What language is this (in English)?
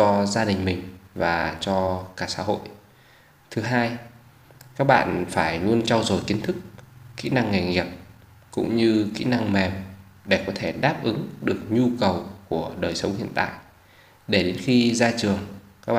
Vietnamese